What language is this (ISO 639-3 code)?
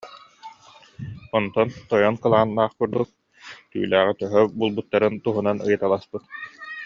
sah